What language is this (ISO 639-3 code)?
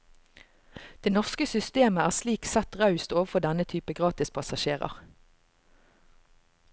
nor